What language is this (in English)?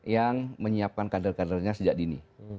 Indonesian